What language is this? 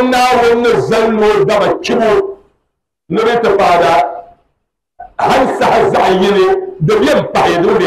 Arabic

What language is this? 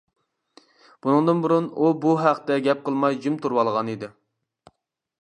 Uyghur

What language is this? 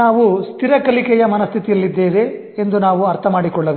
Kannada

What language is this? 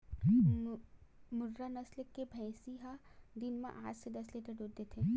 Chhattisgarhi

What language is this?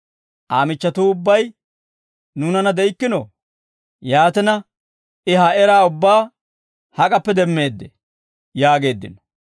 Dawro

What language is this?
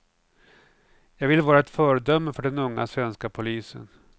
Swedish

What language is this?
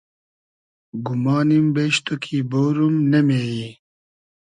Hazaragi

